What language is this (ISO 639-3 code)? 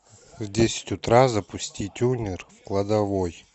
rus